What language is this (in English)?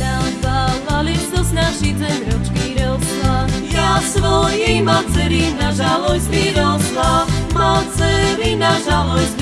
Slovak